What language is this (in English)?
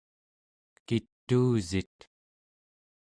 Central Yupik